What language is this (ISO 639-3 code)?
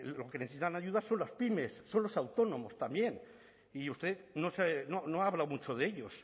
spa